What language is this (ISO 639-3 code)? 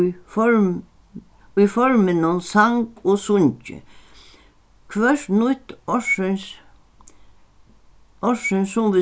fao